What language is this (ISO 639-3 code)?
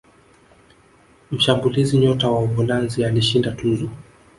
swa